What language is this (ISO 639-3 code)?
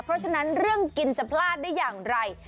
tha